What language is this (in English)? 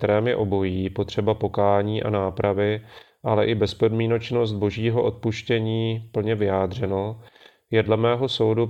Czech